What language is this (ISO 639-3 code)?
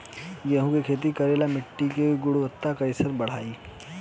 bho